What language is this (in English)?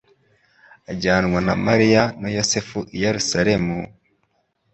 Kinyarwanda